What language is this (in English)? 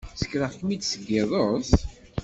Kabyle